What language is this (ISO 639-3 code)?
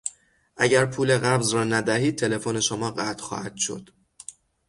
fas